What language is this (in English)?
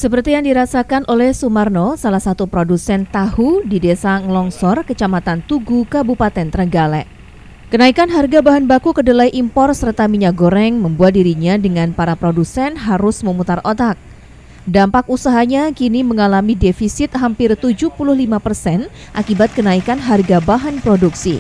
Indonesian